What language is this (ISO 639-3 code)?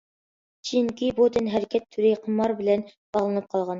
uig